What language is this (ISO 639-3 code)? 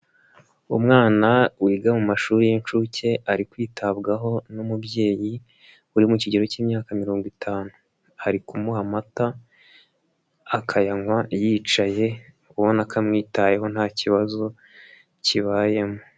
kin